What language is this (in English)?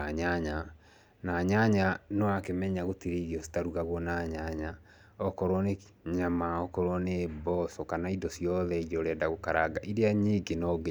Kikuyu